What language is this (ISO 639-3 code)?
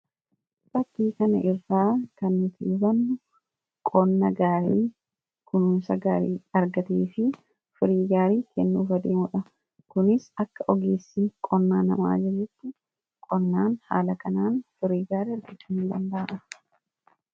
orm